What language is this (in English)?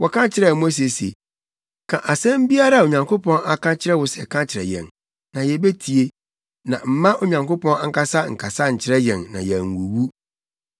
Akan